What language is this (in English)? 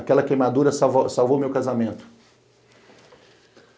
Portuguese